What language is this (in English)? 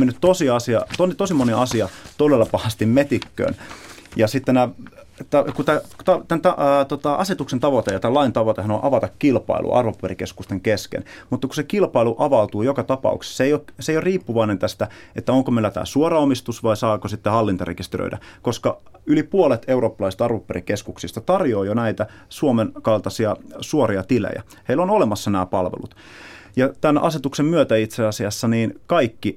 Finnish